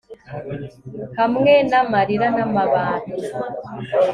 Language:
Kinyarwanda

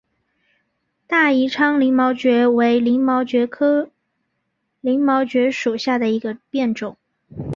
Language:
Chinese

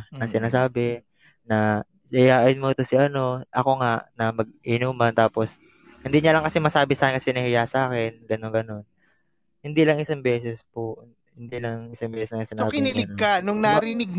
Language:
Filipino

